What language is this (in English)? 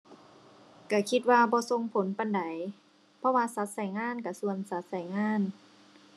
Thai